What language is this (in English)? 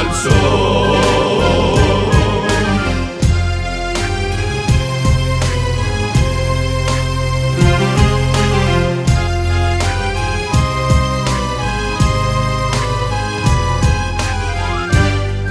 Romanian